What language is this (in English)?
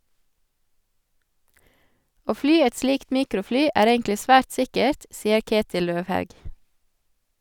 Norwegian